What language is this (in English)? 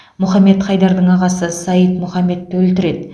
Kazakh